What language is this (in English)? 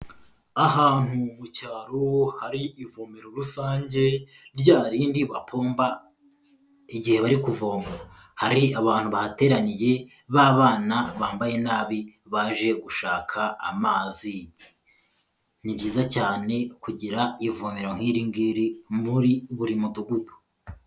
Kinyarwanda